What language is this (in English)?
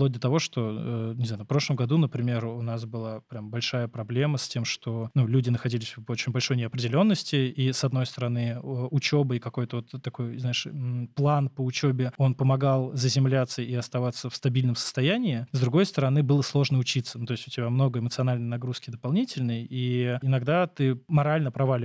Russian